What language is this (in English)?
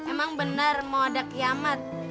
Indonesian